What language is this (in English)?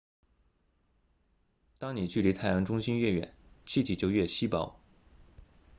Chinese